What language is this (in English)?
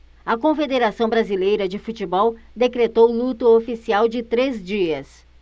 Portuguese